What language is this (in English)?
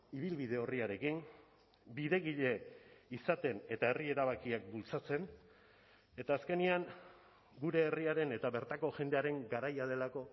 Basque